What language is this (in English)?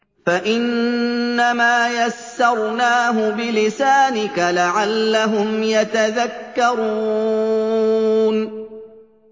Arabic